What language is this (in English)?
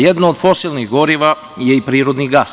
Serbian